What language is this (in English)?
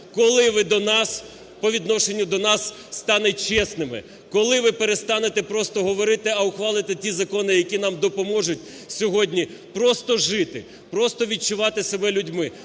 Ukrainian